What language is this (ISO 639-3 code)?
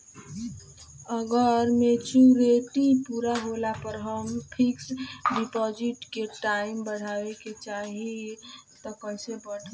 bho